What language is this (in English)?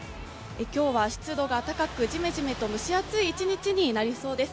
Japanese